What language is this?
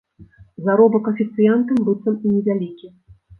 Belarusian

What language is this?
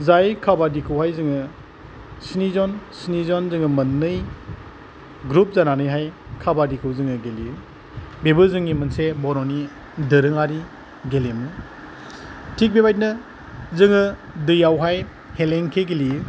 Bodo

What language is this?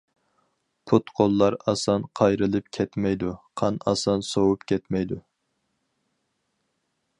Uyghur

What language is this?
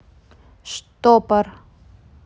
Russian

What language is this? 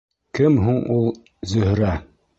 Bashkir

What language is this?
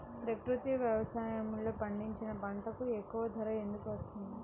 Telugu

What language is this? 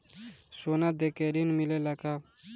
Bhojpuri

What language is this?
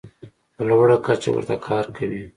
Pashto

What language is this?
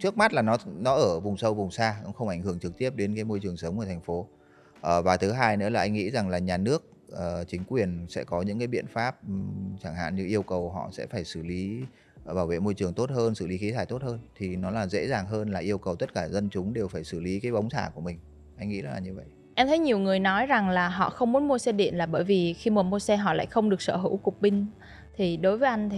Vietnamese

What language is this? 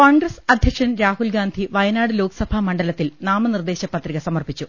Malayalam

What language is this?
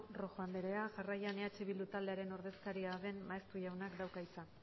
Basque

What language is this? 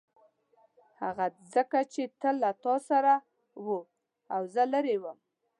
Pashto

